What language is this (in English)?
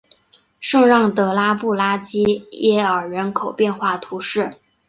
Chinese